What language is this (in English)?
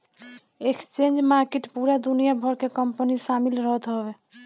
Bhojpuri